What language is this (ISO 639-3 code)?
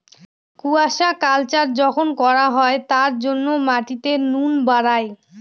ben